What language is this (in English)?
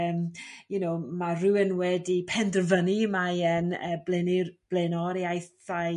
Welsh